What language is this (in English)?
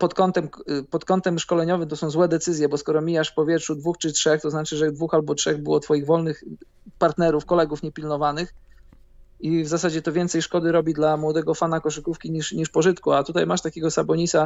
Polish